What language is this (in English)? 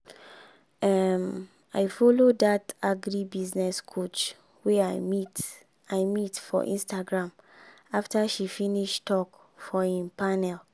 Nigerian Pidgin